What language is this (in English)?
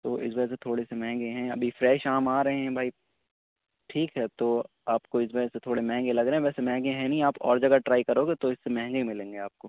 Urdu